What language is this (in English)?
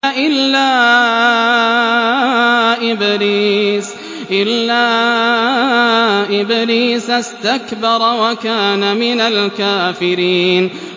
Arabic